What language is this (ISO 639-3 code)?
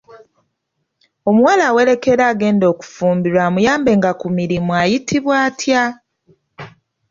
lug